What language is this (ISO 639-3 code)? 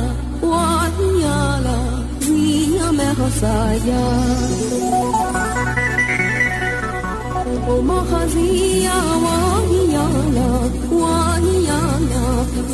tam